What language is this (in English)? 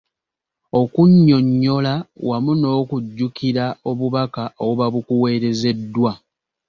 Ganda